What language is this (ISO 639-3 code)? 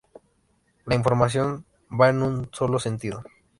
spa